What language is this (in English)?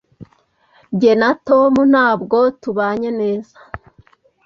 Kinyarwanda